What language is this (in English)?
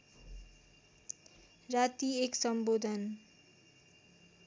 Nepali